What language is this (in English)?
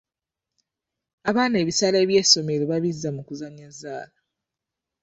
Ganda